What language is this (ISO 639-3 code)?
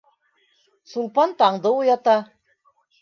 bak